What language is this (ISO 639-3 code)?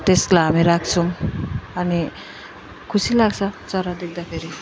nep